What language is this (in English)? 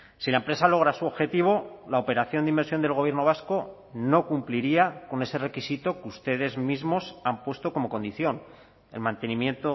Spanish